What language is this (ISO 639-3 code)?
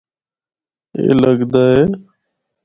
hno